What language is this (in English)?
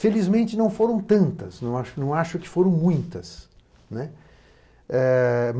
Portuguese